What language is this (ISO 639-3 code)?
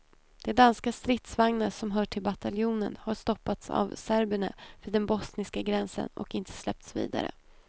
swe